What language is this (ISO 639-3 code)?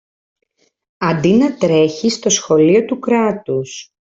ell